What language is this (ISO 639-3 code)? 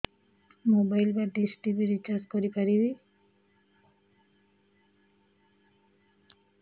ori